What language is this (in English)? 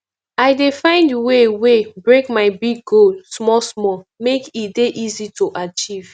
Nigerian Pidgin